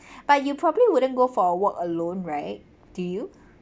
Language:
English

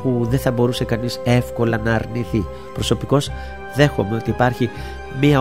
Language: Greek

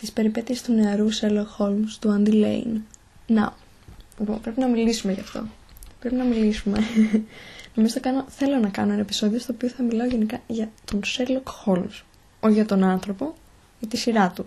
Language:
Greek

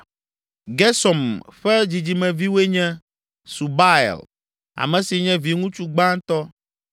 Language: Ewe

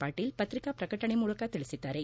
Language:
Kannada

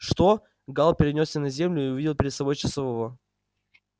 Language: Russian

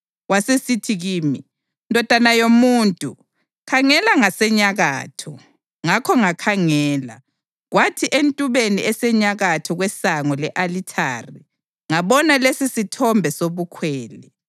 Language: North Ndebele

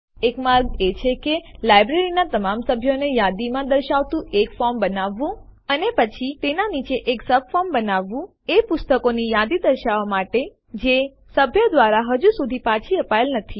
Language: Gujarati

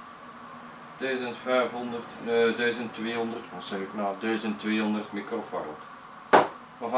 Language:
Dutch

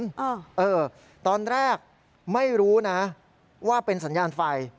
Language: Thai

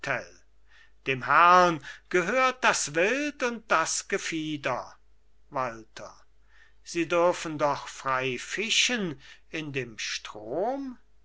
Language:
German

